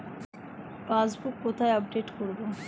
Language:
Bangla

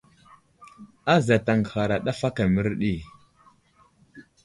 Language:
Wuzlam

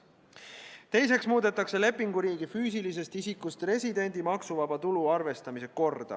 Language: Estonian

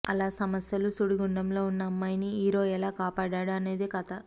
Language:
Telugu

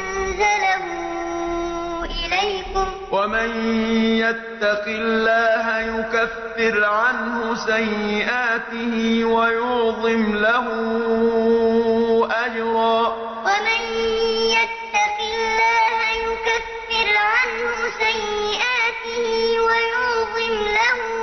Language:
Arabic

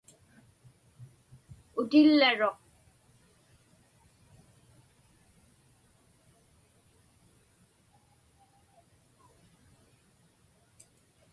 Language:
Inupiaq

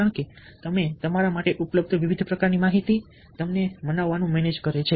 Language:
Gujarati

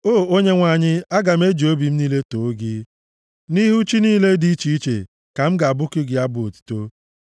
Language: Igbo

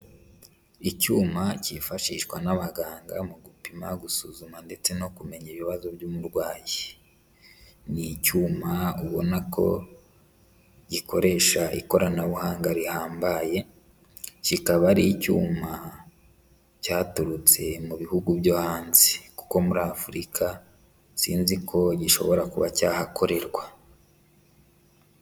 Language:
Kinyarwanda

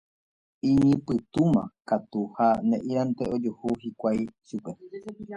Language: Guarani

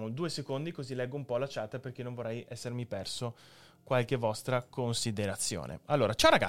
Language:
Italian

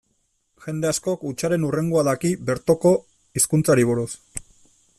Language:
Basque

